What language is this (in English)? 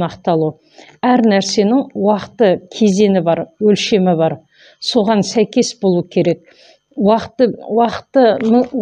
Turkish